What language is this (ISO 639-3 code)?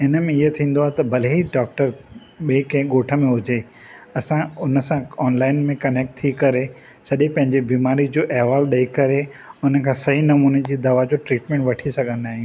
snd